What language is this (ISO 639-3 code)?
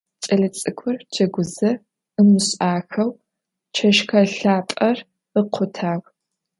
ady